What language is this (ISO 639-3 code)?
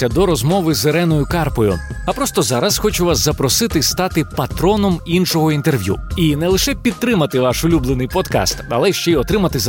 ukr